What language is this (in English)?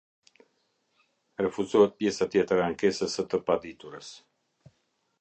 Albanian